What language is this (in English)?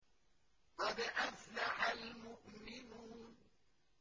Arabic